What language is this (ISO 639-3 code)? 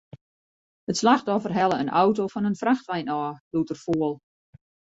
fry